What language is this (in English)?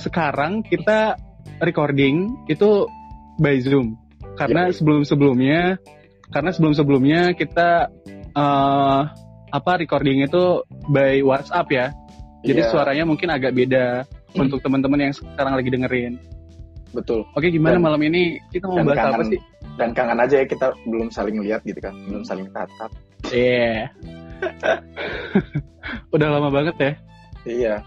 Indonesian